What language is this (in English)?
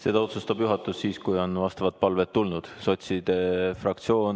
Estonian